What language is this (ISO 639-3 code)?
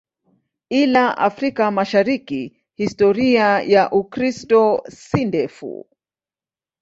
swa